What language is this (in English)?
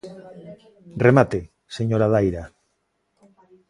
Galician